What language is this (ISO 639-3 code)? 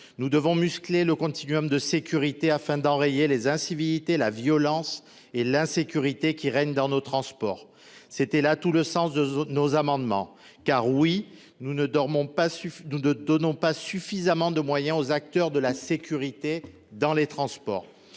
fra